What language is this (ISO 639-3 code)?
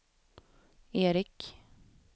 swe